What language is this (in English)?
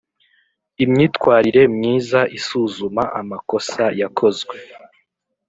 Kinyarwanda